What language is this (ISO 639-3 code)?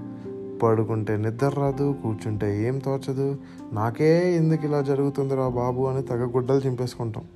tel